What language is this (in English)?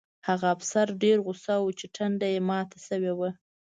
Pashto